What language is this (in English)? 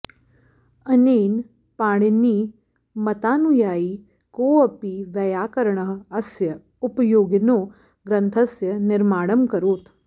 Sanskrit